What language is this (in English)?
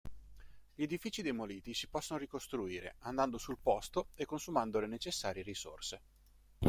Italian